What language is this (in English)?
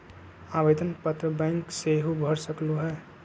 Magahi